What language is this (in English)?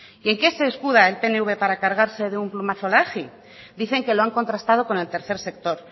Spanish